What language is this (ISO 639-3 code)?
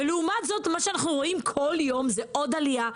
heb